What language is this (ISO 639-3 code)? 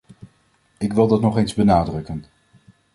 nld